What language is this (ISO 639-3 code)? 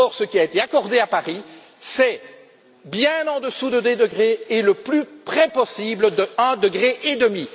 fra